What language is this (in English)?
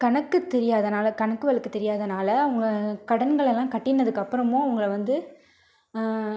Tamil